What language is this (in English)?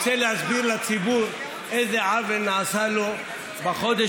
Hebrew